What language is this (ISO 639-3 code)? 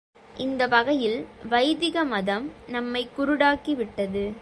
tam